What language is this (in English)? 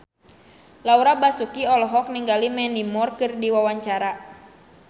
Sundanese